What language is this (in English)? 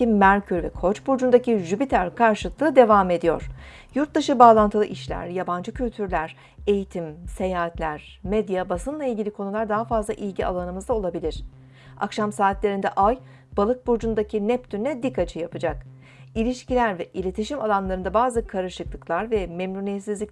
Turkish